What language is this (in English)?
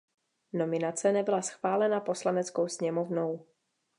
Czech